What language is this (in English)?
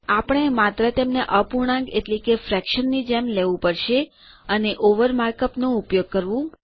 Gujarati